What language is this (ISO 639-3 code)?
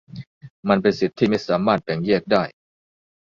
tha